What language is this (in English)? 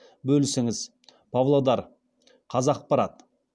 Kazakh